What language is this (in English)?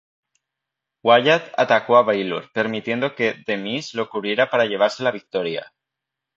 Spanish